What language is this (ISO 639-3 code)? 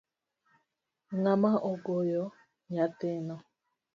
luo